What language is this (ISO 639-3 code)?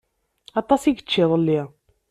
kab